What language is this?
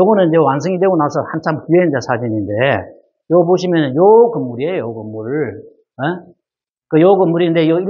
Korean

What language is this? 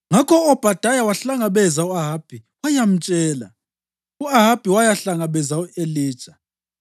North Ndebele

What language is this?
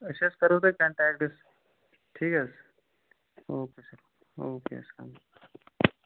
Kashmiri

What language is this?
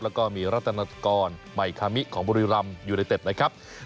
Thai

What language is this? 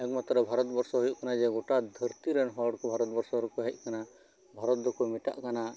Santali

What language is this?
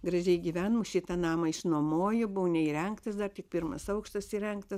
Lithuanian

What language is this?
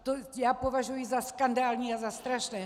Czech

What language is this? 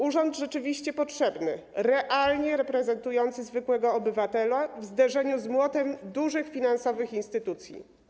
Polish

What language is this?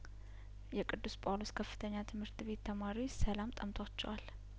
Amharic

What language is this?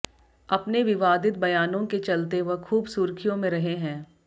Hindi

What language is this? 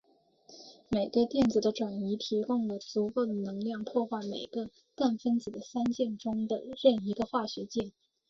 Chinese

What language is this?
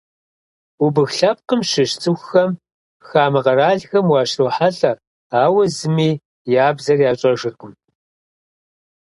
Kabardian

